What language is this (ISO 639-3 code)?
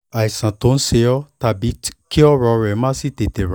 yor